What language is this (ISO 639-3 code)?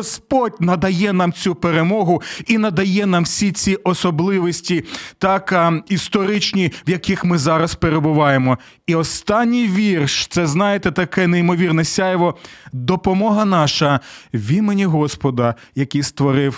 ukr